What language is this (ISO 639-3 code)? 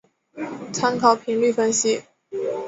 zho